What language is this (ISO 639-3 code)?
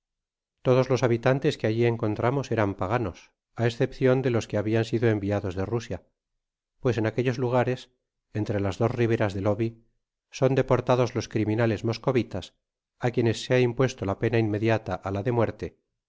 spa